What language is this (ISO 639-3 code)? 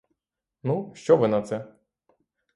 ukr